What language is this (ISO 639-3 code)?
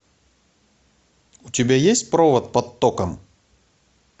rus